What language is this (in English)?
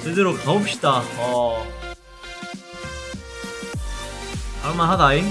Korean